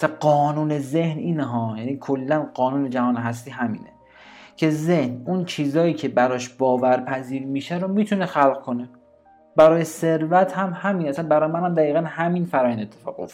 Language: Persian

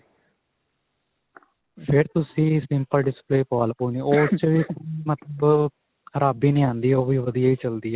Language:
Punjabi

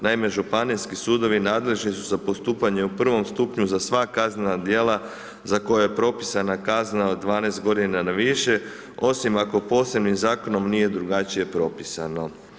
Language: Croatian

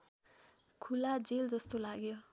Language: Nepali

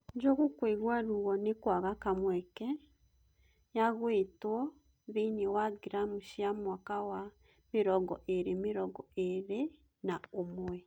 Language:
Kikuyu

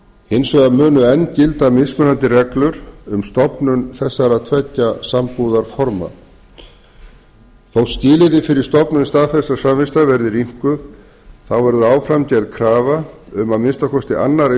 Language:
Icelandic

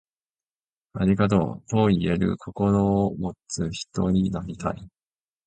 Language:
Japanese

